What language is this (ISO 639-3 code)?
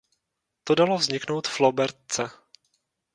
ces